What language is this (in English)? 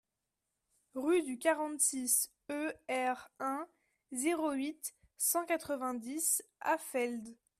French